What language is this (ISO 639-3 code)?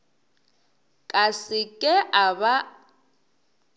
nso